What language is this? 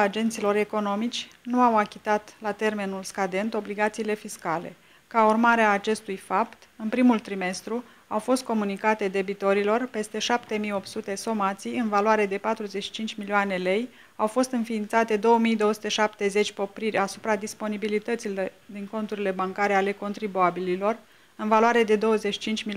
Romanian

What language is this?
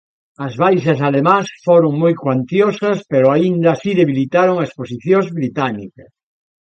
Galician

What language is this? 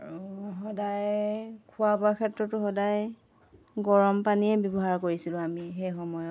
Assamese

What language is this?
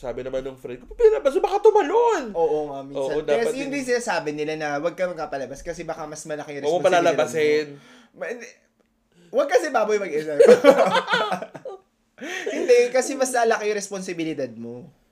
Filipino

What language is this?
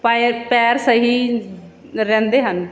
Punjabi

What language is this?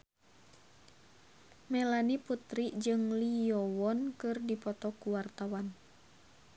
Sundanese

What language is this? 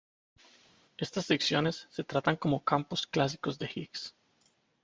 Spanish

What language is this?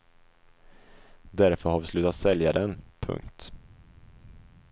Swedish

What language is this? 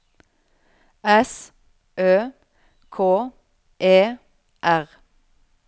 Norwegian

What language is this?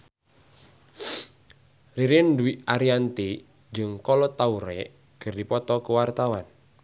Sundanese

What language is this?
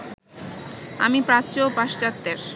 Bangla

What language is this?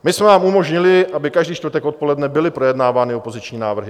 Czech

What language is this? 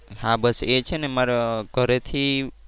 Gujarati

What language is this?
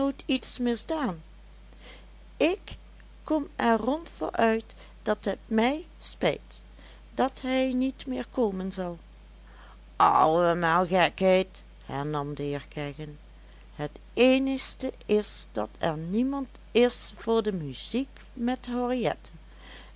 Dutch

